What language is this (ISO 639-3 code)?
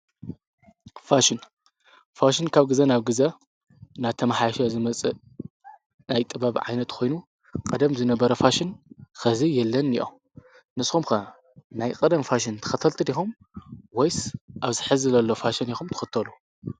tir